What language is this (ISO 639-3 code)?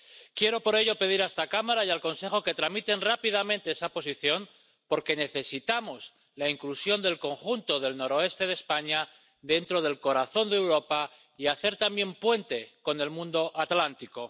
spa